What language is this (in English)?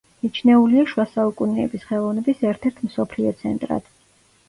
Georgian